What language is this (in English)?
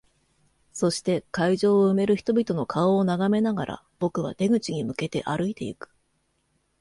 Japanese